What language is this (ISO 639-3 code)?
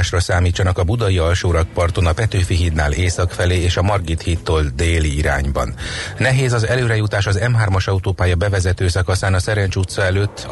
hun